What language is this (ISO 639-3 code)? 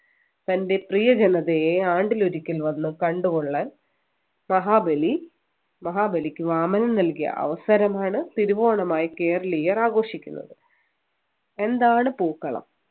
mal